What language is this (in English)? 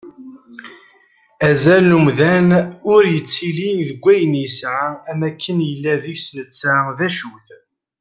Kabyle